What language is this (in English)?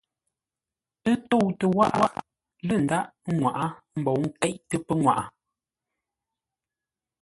Ngombale